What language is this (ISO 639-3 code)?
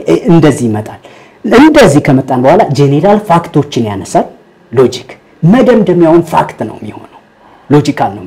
ara